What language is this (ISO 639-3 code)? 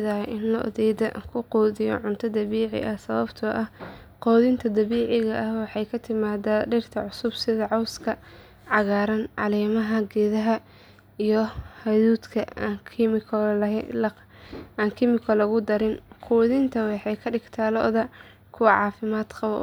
som